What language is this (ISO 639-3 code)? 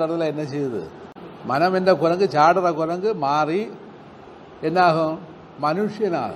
tam